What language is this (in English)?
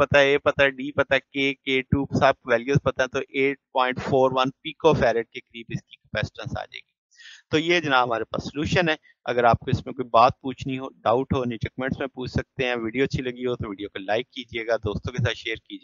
Hindi